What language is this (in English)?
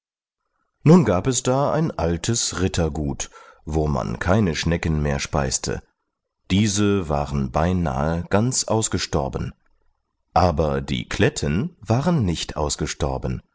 German